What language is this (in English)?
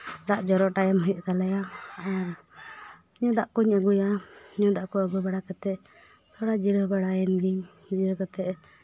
Santali